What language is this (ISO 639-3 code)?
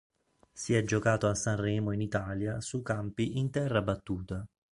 ita